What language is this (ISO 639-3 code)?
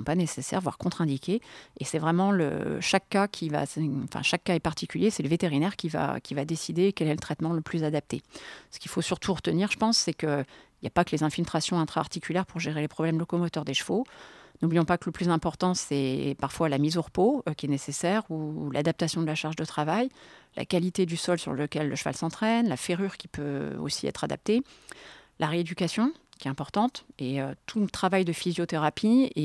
fra